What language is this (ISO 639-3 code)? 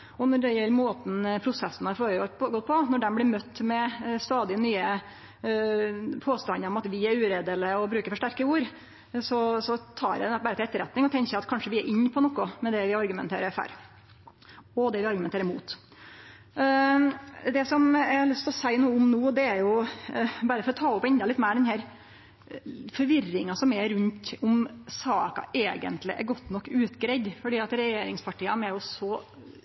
nno